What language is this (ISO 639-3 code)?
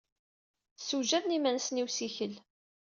kab